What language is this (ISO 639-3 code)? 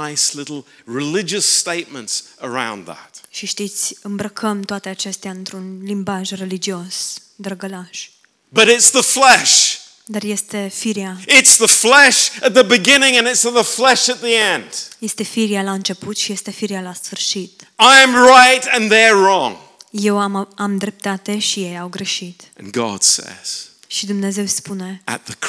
ron